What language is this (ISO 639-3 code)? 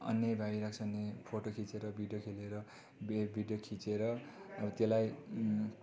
nep